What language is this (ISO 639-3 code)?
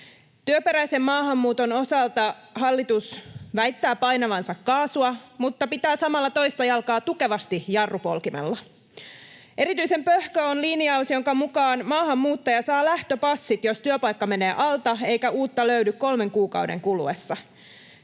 fin